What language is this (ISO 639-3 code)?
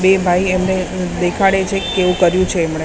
guj